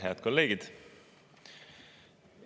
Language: Estonian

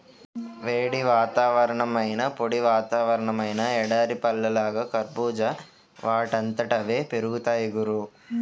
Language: Telugu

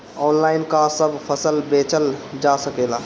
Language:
Bhojpuri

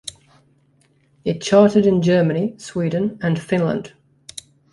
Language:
English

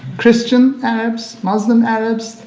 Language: English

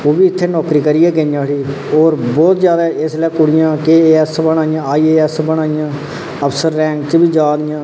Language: Dogri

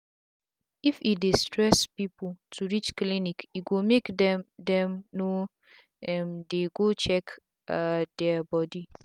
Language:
Nigerian Pidgin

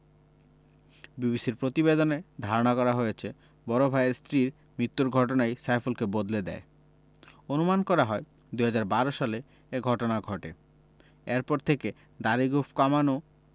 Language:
Bangla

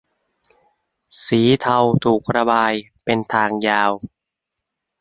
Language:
Thai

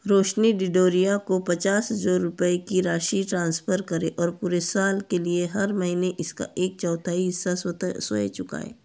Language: Hindi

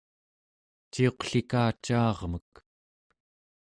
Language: Central Yupik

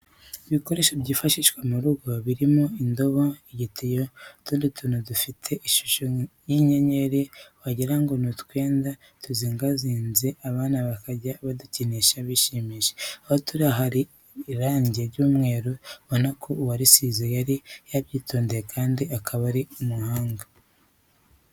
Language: Kinyarwanda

